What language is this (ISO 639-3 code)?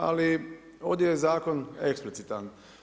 hrv